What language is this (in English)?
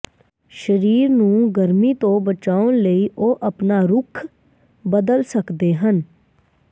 Punjabi